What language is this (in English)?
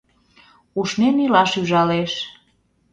Mari